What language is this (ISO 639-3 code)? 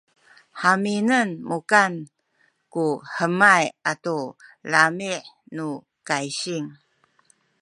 szy